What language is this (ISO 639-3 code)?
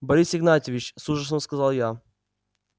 rus